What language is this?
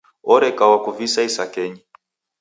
Taita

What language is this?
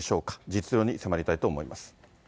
Japanese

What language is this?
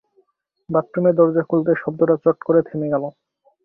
Bangla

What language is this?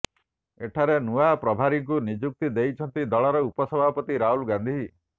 Odia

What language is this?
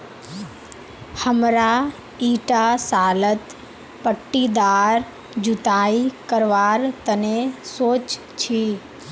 Magahi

